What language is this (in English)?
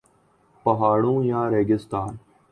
Urdu